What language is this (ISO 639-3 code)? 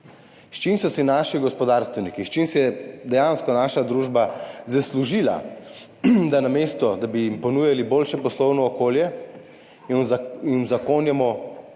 slv